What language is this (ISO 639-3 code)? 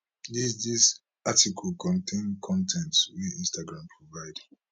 pcm